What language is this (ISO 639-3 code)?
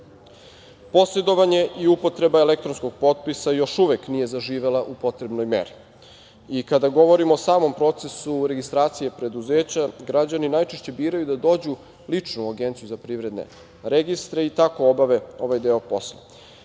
srp